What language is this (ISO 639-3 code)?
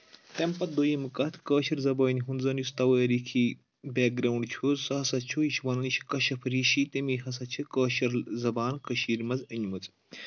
kas